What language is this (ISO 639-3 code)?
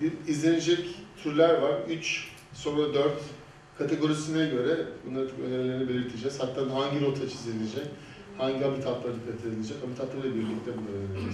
tur